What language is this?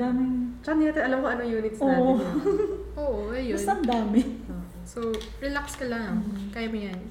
Filipino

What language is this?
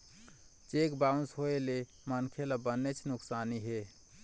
Chhattisgarhi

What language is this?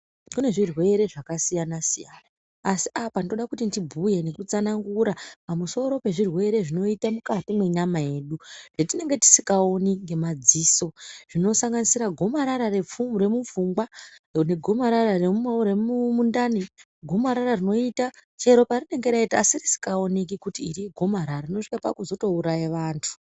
Ndau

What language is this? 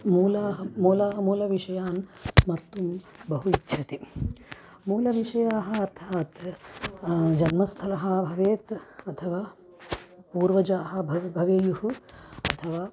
Sanskrit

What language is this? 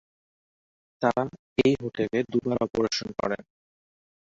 Bangla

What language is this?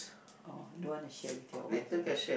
English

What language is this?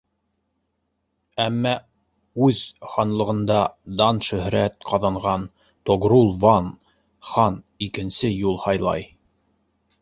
Bashkir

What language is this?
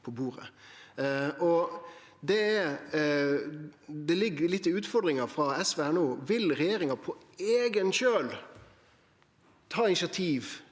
Norwegian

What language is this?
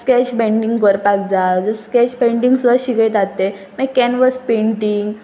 Konkani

